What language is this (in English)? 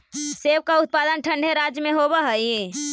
Magahi